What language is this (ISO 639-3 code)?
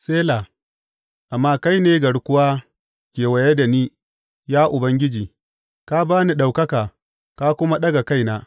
hau